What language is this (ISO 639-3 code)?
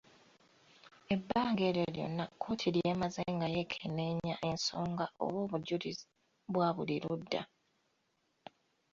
lug